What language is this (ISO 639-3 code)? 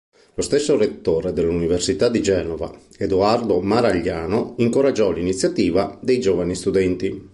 ita